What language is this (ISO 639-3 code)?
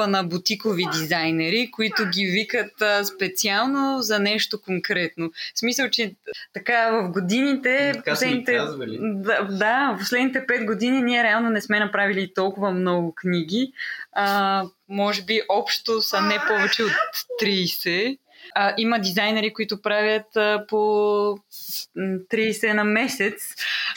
bul